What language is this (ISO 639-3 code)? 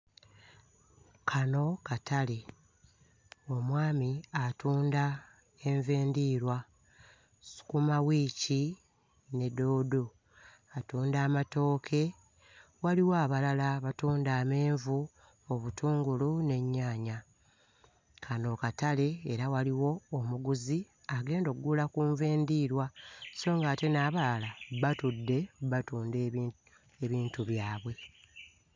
lug